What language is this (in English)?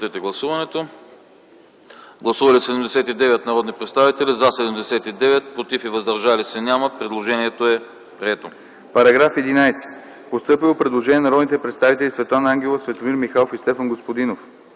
Bulgarian